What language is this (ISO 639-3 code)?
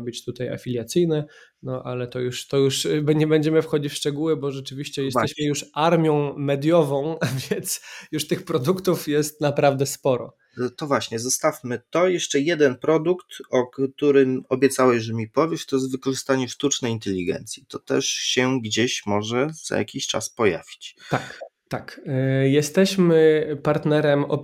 pol